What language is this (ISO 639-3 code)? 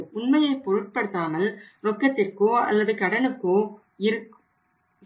tam